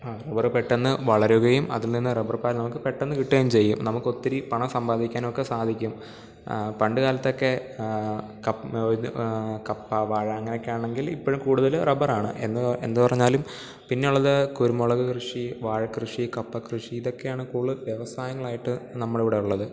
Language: Malayalam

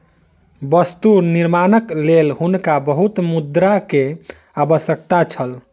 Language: Maithili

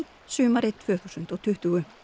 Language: Icelandic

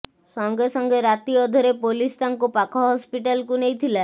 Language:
Odia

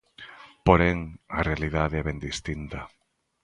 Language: Galician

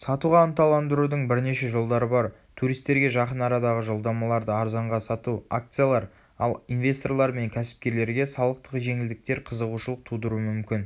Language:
Kazakh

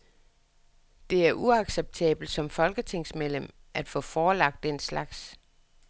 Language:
Danish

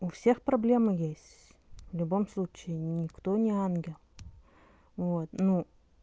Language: Russian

